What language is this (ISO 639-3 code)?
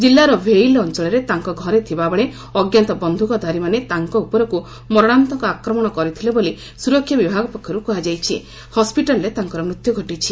ori